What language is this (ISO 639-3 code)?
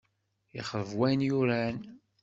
kab